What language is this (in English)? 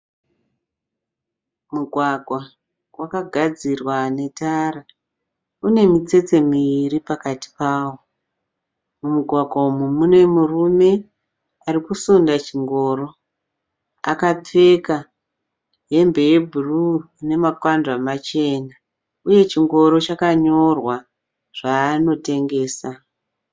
Shona